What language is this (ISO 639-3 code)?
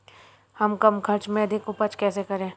hin